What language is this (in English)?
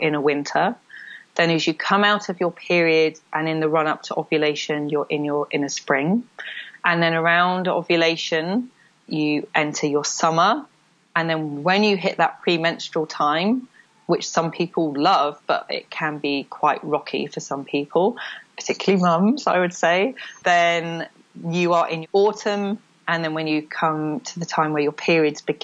English